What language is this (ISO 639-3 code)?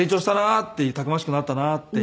jpn